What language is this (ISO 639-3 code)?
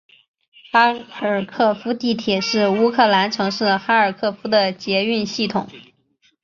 zho